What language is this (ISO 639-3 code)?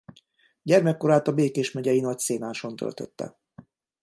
hun